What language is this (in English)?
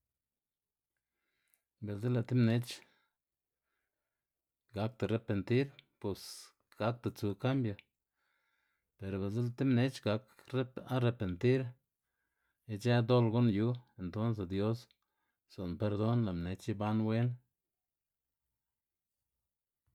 Xanaguía Zapotec